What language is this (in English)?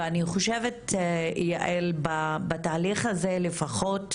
Hebrew